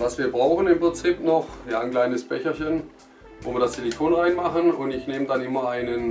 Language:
German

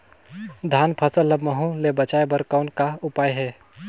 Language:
Chhattisgarhi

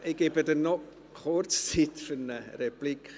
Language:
Swiss German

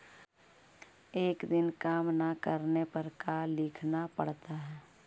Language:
Magahi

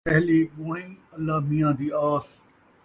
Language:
Saraiki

